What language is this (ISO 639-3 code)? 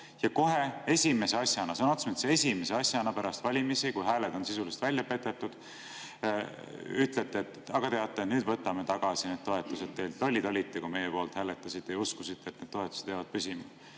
est